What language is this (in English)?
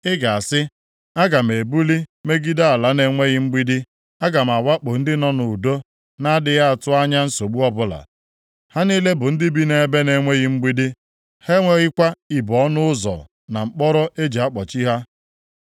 Igbo